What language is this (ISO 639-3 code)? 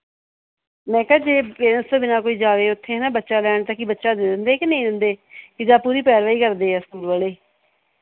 pan